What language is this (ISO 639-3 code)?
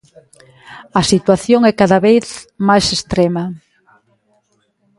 glg